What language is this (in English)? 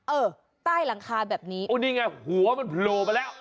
Thai